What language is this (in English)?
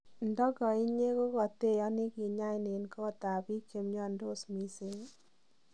Kalenjin